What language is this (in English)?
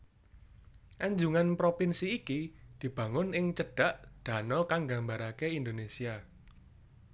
Javanese